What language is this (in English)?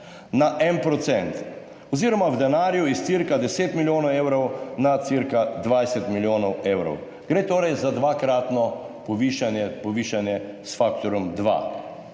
Slovenian